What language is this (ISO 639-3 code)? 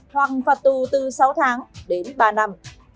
vie